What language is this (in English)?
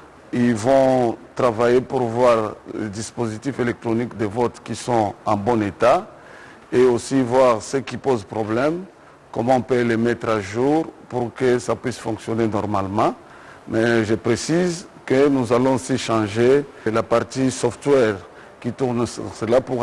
French